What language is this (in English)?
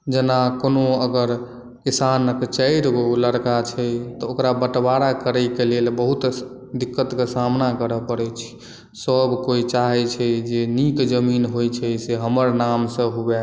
Maithili